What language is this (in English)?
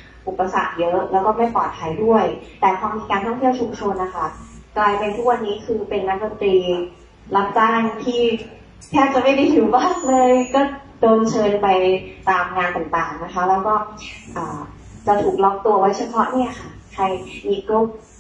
Thai